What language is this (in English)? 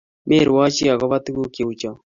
Kalenjin